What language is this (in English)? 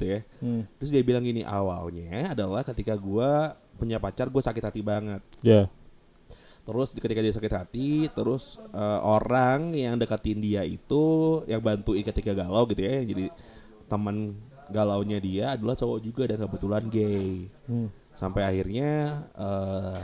Indonesian